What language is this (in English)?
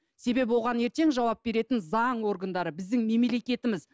Kazakh